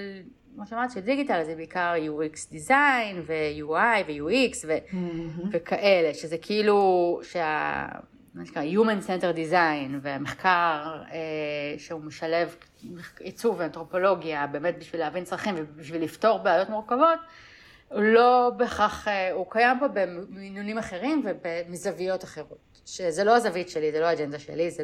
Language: Hebrew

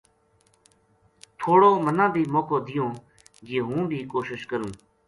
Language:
Gujari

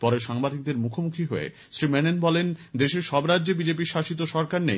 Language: Bangla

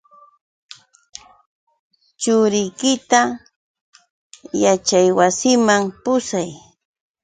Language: Yauyos Quechua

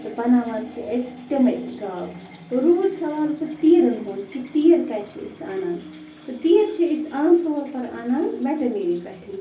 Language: Kashmiri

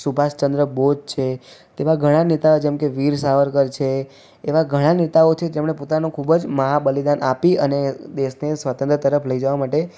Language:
Gujarati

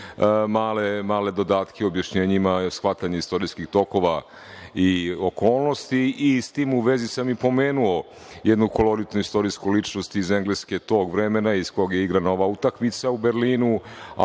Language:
Serbian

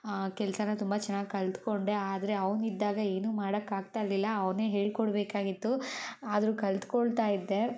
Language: Kannada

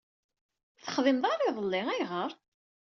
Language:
Kabyle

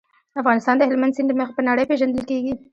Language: Pashto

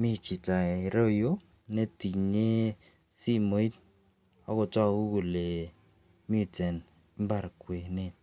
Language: Kalenjin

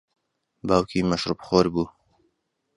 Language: Central Kurdish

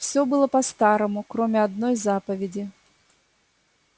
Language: Russian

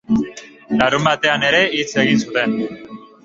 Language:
Basque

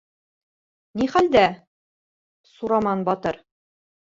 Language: Bashkir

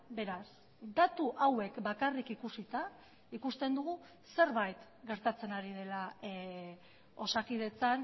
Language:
Basque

